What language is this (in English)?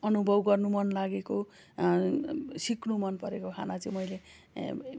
Nepali